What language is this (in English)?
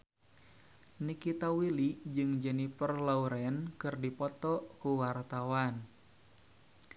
Sundanese